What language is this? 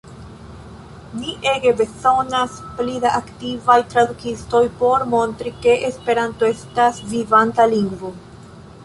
Esperanto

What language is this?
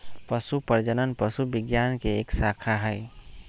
Magahi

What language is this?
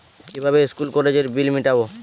Bangla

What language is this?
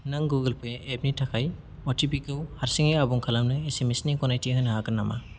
Bodo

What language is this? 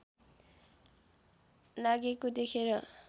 Nepali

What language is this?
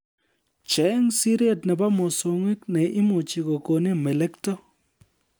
Kalenjin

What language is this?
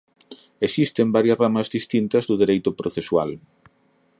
Galician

